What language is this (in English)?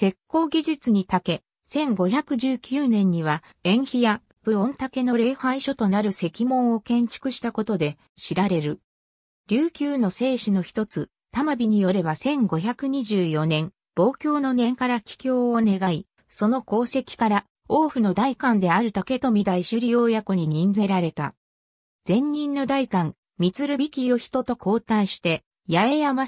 Japanese